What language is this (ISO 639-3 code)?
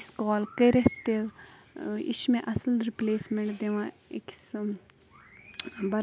kas